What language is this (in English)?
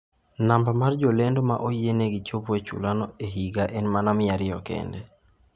Luo (Kenya and Tanzania)